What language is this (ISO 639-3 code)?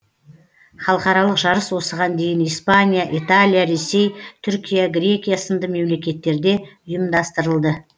kaz